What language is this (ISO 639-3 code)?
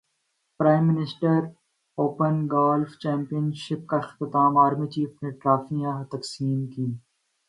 urd